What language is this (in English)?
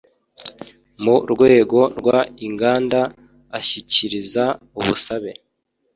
Kinyarwanda